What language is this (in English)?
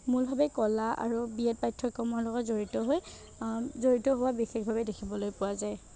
Assamese